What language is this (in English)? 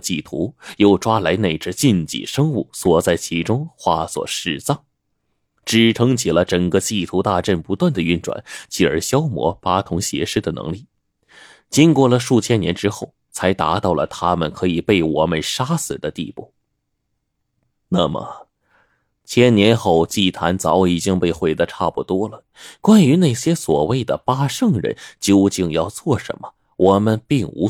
Chinese